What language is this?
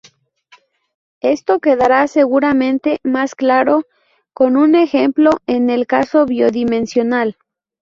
Spanish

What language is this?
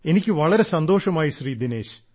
Malayalam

